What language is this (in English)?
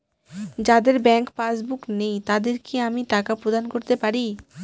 Bangla